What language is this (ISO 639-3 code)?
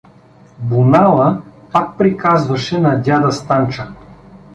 bul